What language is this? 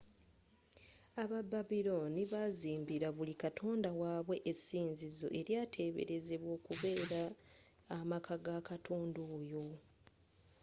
Ganda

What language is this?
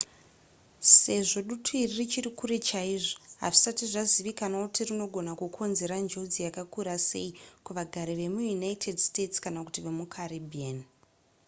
Shona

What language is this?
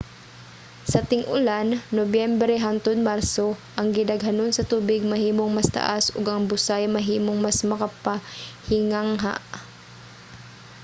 Cebuano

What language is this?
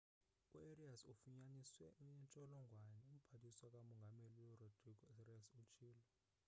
Xhosa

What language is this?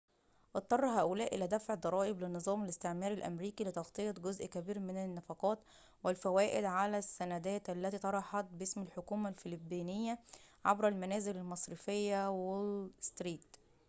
Arabic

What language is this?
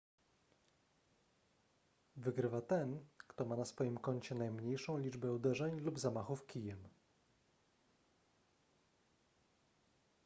Polish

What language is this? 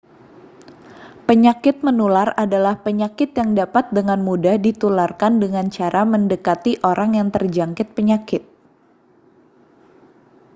Indonesian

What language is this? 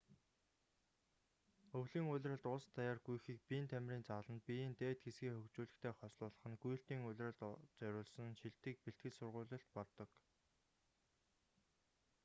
Mongolian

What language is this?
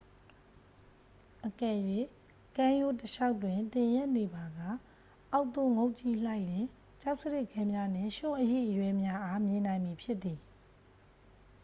Burmese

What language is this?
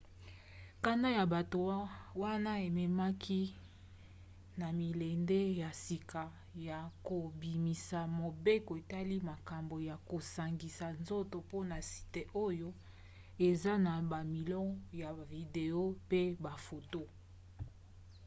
Lingala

